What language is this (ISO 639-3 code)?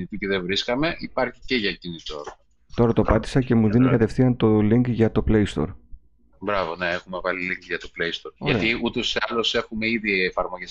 ell